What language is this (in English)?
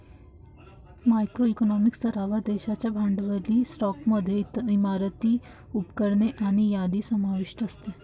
Marathi